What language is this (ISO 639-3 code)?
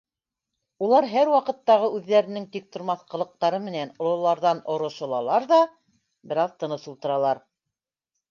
bak